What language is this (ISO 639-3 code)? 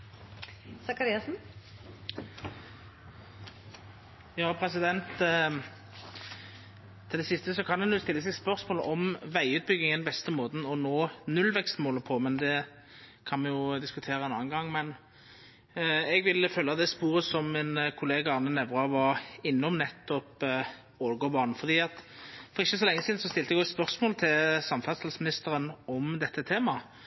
nno